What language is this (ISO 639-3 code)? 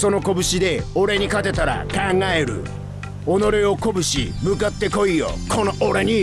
jpn